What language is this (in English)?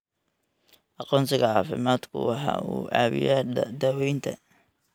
Somali